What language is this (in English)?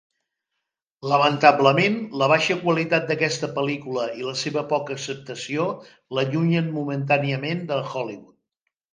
Catalan